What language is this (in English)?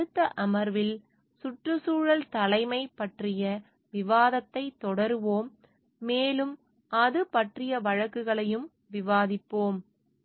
Tamil